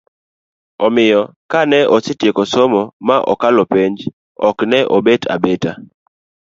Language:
Luo (Kenya and Tanzania)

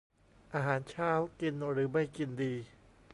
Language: Thai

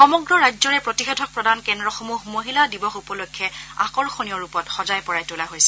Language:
Assamese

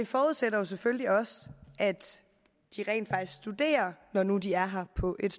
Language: Danish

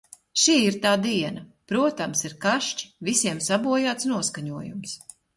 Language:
Latvian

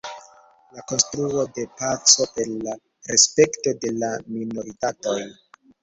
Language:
Esperanto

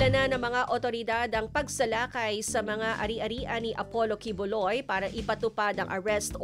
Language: Filipino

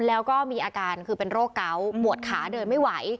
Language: Thai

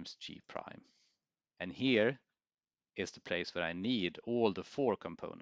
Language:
English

